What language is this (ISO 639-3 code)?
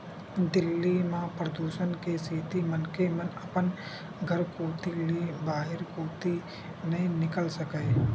hne